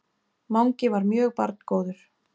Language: Icelandic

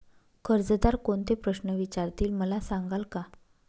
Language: Marathi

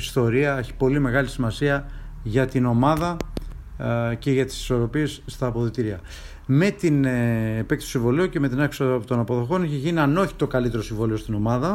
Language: Greek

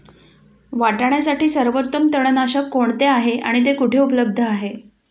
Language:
Marathi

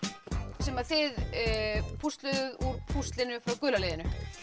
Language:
Icelandic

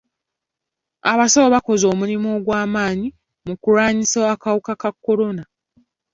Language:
Ganda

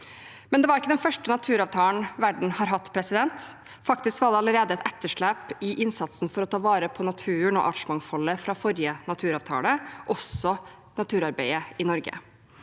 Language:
Norwegian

